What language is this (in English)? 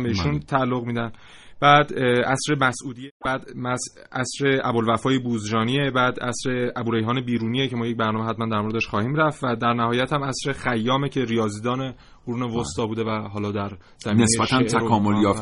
Persian